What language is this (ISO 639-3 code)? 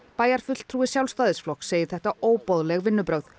isl